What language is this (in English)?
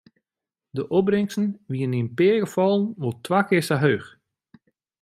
Western Frisian